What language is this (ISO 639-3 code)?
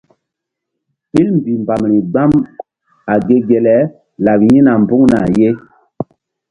mdd